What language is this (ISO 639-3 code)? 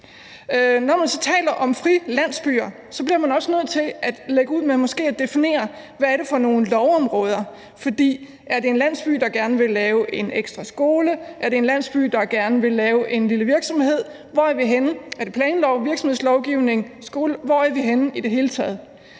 dan